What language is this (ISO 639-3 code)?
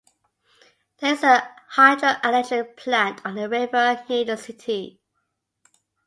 eng